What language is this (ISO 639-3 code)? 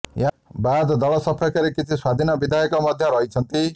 ori